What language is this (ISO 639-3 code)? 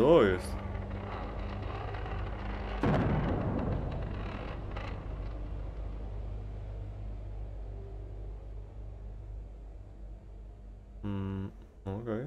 pol